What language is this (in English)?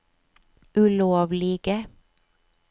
Norwegian